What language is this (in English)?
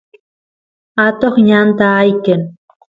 Santiago del Estero Quichua